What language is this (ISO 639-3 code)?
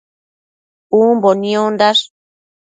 mcf